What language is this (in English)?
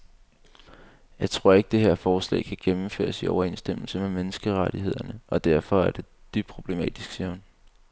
Danish